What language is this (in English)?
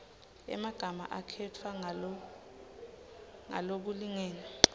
Swati